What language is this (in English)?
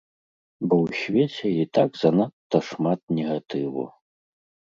Belarusian